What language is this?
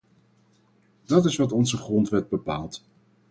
Dutch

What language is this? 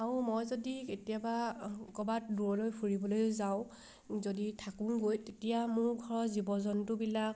Assamese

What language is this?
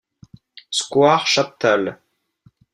French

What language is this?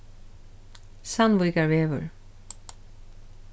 Faroese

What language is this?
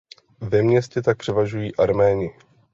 Czech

